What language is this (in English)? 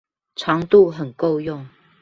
Chinese